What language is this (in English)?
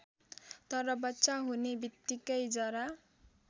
Nepali